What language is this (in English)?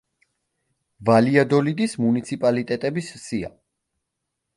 Georgian